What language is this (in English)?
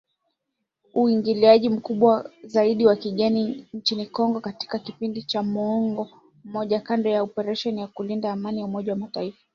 Swahili